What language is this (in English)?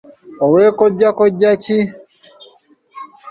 Ganda